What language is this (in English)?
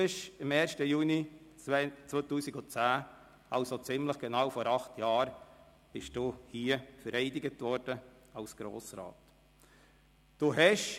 Swiss German